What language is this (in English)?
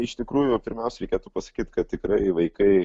Lithuanian